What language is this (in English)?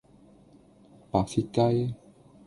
Cantonese